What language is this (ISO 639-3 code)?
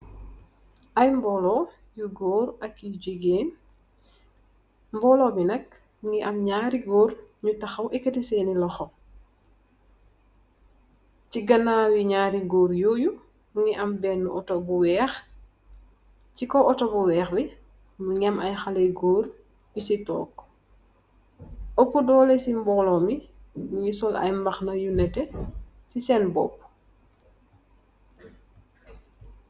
wol